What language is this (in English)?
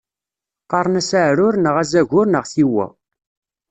Kabyle